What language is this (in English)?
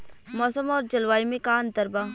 Bhojpuri